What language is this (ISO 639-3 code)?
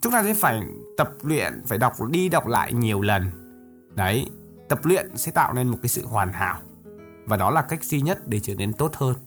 vie